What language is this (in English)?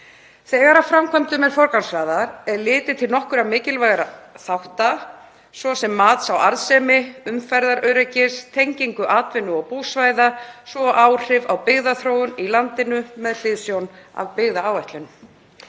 Icelandic